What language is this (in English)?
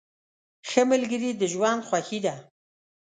Pashto